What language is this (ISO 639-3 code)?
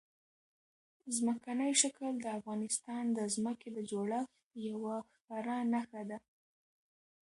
pus